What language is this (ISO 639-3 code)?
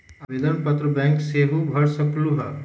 mag